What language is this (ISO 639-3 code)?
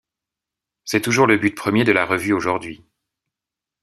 fra